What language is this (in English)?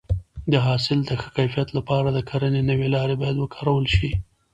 Pashto